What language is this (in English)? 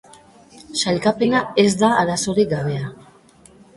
Basque